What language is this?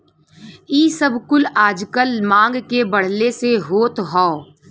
Bhojpuri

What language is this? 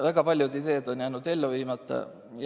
Estonian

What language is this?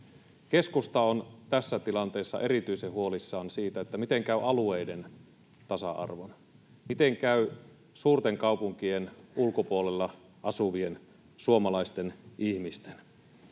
Finnish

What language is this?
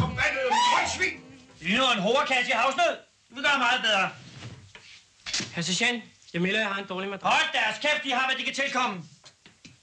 Danish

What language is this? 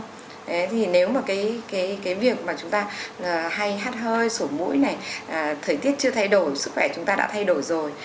Vietnamese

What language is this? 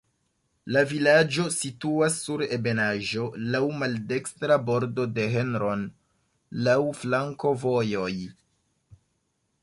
Esperanto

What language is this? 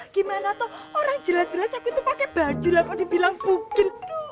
Indonesian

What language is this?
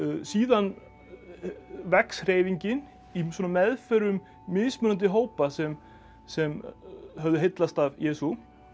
Icelandic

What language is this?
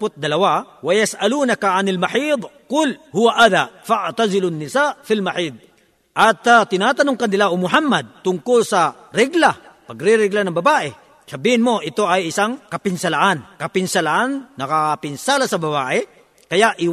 Filipino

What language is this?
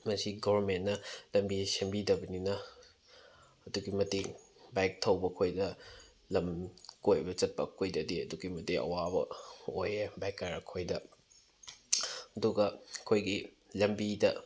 Manipuri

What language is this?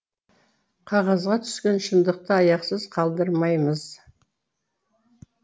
Kazakh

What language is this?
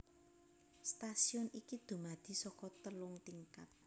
Javanese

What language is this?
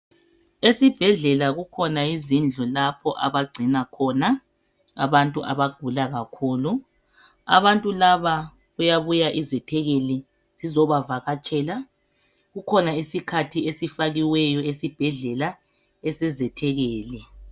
North Ndebele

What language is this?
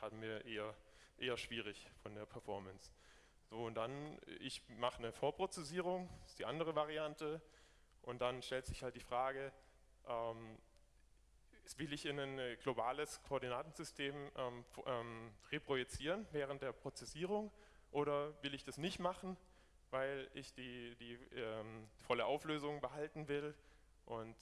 German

